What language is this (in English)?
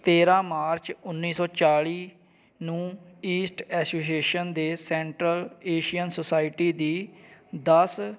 Punjabi